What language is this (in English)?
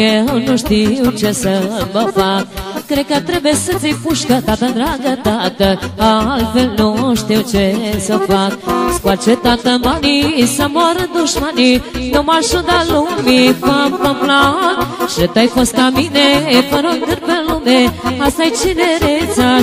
Romanian